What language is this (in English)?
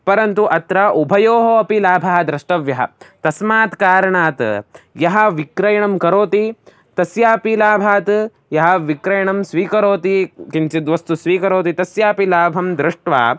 Sanskrit